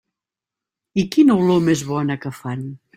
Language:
Catalan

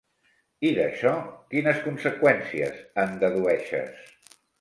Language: Catalan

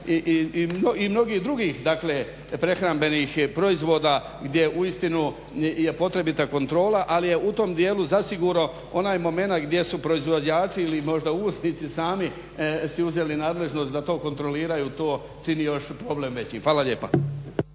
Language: Croatian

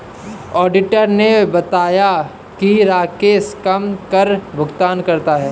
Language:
Hindi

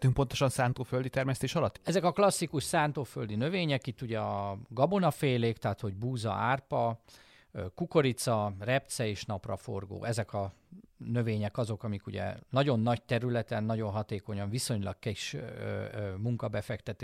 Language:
Hungarian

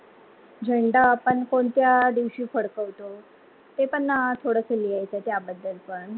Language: Marathi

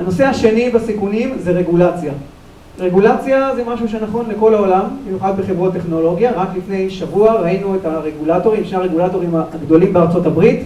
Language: Hebrew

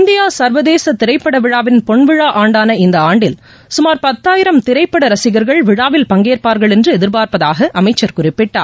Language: Tamil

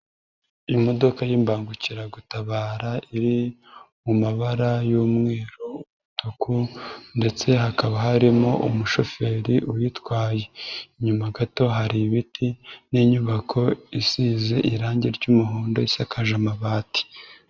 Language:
Kinyarwanda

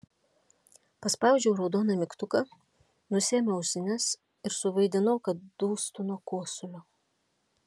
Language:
Lithuanian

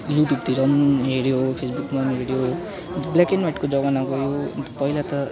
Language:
Nepali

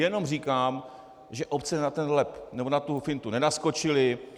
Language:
Czech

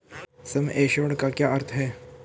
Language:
Hindi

